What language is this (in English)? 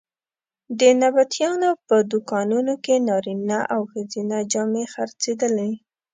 Pashto